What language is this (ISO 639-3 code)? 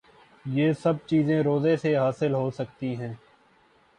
urd